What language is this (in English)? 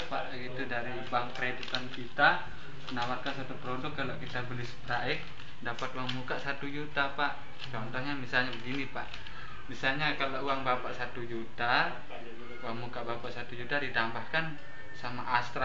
Indonesian